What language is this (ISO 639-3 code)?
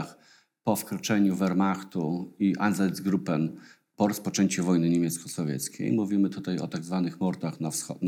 pol